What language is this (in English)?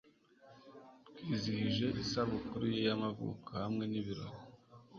Kinyarwanda